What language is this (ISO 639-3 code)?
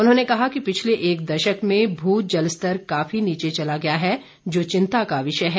hin